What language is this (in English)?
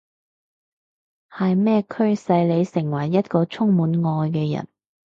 Cantonese